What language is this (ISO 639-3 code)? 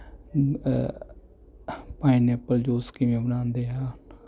pan